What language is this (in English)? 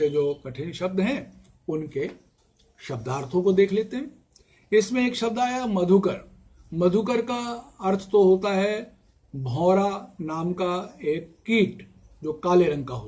Hindi